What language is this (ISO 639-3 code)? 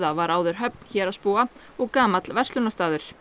isl